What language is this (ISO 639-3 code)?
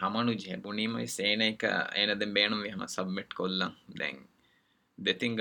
urd